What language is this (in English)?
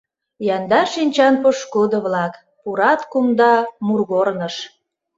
Mari